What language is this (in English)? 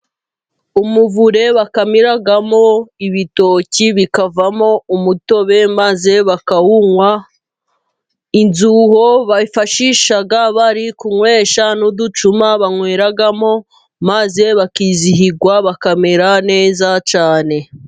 Kinyarwanda